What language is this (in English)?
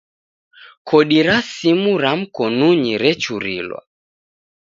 Taita